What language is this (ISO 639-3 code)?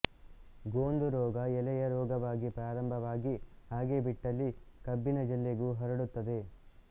kan